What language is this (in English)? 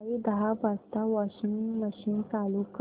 Marathi